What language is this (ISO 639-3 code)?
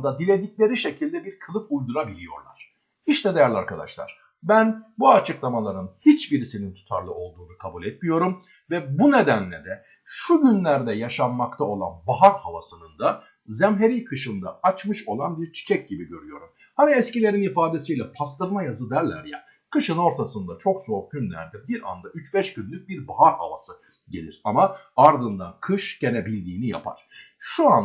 tur